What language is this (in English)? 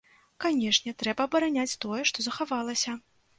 Belarusian